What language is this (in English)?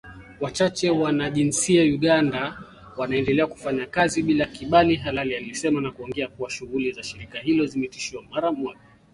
Swahili